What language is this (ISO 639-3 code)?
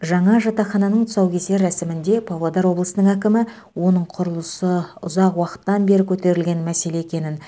kaz